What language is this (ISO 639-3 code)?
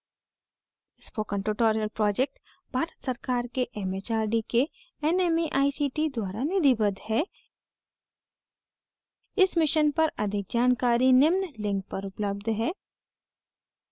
hin